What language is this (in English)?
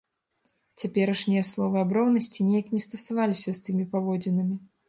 Belarusian